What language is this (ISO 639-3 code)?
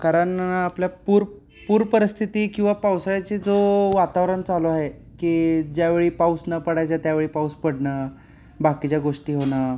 mar